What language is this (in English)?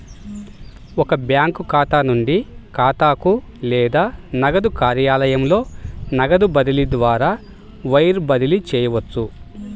Telugu